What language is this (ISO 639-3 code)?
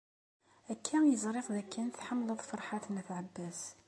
kab